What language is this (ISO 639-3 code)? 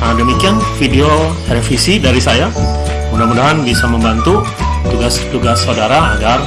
ind